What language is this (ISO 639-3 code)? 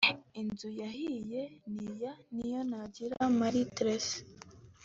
kin